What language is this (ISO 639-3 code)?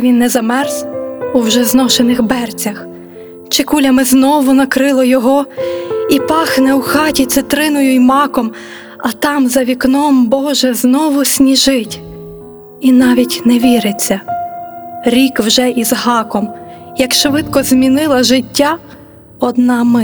ukr